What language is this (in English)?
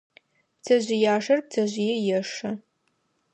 Adyghe